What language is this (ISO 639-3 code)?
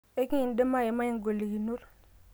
mas